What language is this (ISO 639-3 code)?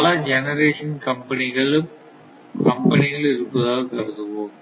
tam